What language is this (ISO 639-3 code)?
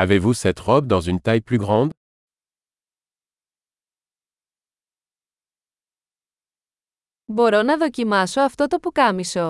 ell